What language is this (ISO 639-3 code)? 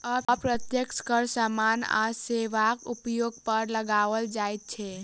mai